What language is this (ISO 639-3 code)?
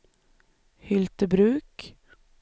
swe